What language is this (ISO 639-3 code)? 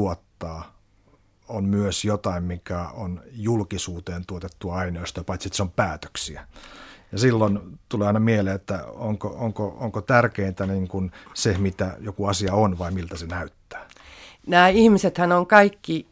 fin